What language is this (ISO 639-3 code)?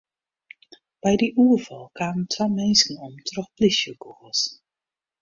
fry